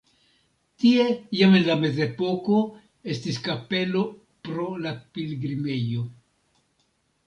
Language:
Esperanto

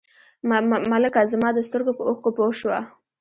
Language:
Pashto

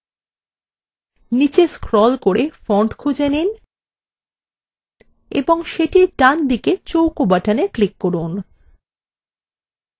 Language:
Bangla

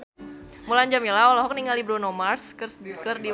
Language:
Sundanese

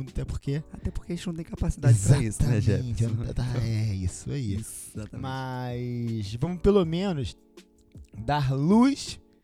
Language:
Portuguese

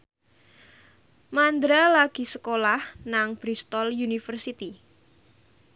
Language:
Javanese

